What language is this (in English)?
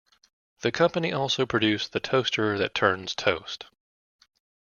English